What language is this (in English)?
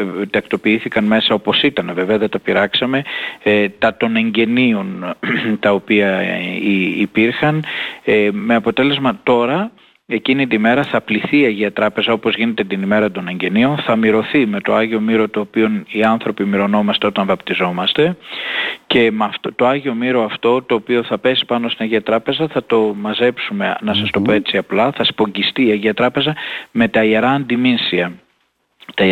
Greek